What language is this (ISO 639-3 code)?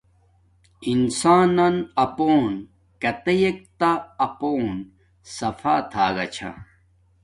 dmk